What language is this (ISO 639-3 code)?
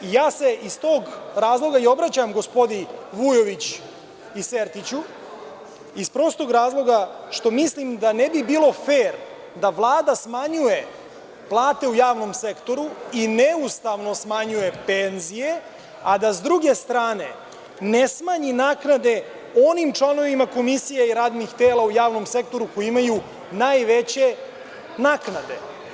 srp